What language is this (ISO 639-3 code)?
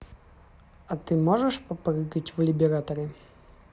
rus